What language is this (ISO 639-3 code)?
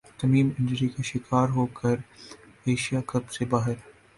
urd